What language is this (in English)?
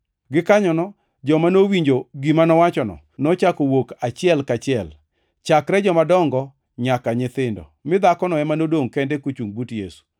Luo (Kenya and Tanzania)